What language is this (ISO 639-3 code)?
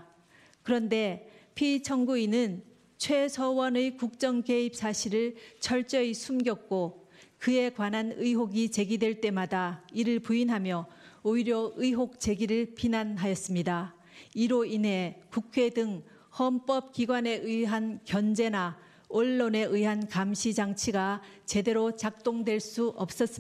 kor